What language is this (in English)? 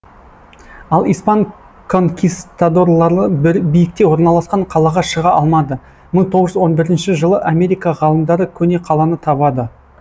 Kazakh